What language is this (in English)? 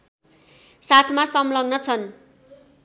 Nepali